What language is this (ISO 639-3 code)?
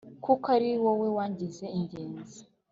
kin